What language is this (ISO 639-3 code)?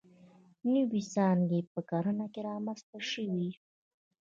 pus